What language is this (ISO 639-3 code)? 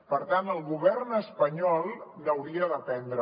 cat